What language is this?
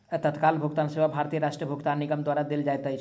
Maithili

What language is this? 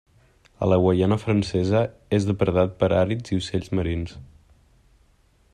Catalan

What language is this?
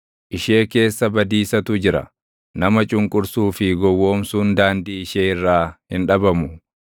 Oromo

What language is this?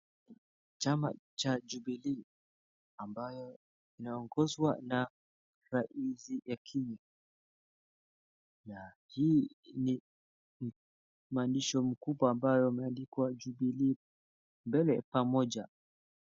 Swahili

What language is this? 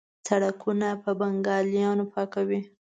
Pashto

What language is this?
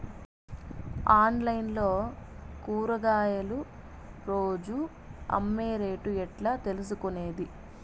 Telugu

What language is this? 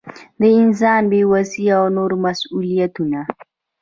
Pashto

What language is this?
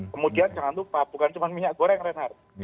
Indonesian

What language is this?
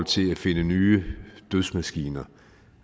Danish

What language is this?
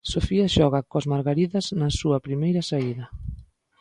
Galician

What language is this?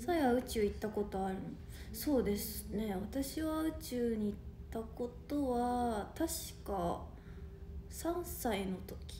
Japanese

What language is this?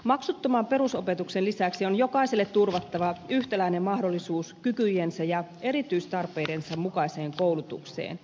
Finnish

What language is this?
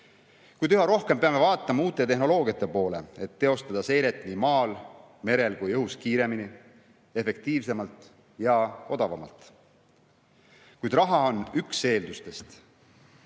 Estonian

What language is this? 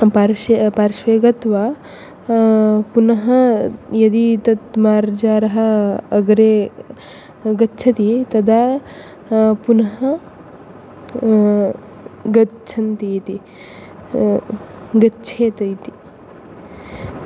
Sanskrit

